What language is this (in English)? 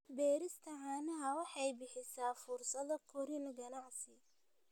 Somali